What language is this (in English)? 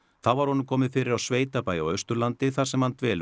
Icelandic